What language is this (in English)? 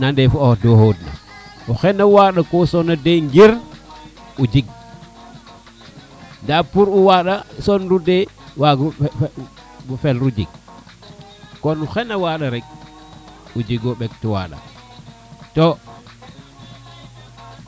Serer